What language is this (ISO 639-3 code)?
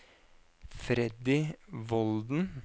nor